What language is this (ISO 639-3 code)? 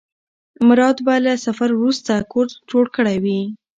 pus